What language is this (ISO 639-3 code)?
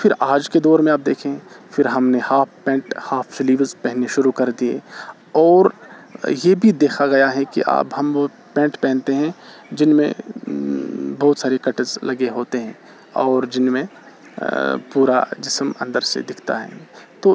urd